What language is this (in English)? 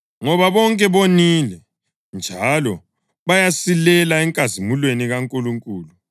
North Ndebele